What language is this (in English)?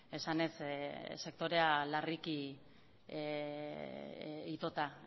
Basque